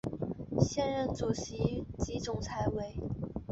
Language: Chinese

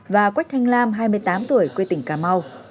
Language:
Vietnamese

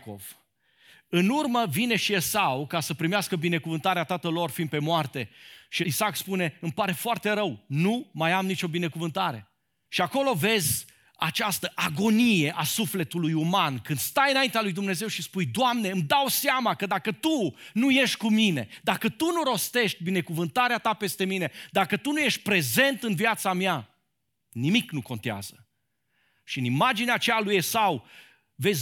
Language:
Romanian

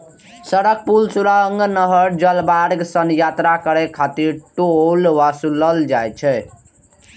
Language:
Maithili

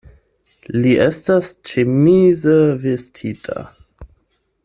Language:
Esperanto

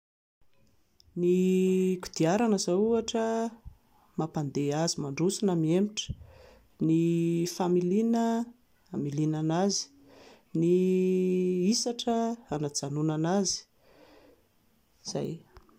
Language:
Malagasy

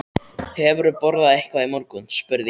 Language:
Icelandic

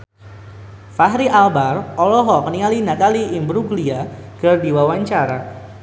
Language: Sundanese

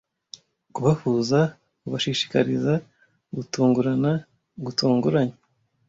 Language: Kinyarwanda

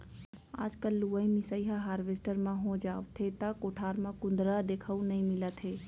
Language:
Chhattisgarhi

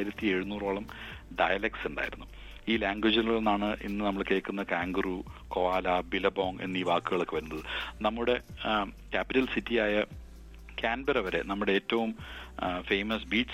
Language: Malayalam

